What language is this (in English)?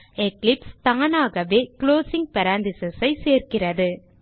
Tamil